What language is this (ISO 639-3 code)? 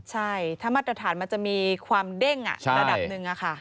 tha